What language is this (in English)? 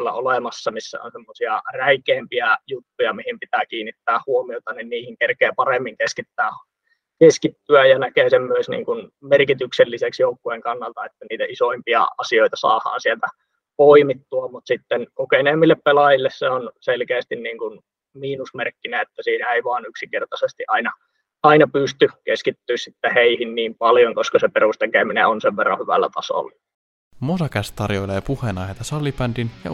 Finnish